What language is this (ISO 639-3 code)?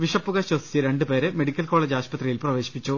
mal